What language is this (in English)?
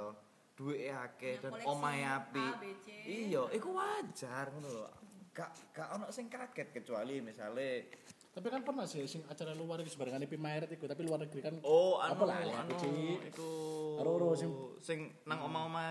Indonesian